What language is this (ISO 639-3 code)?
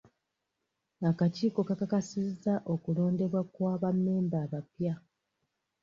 lug